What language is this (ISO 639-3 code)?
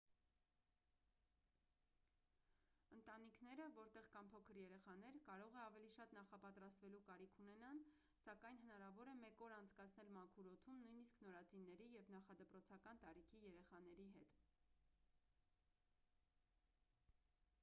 hye